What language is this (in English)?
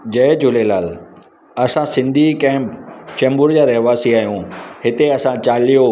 Sindhi